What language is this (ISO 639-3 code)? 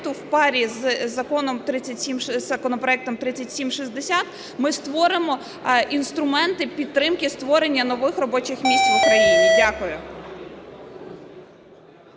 ukr